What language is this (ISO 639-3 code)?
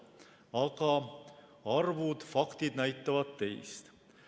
est